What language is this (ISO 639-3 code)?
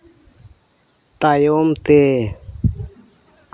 sat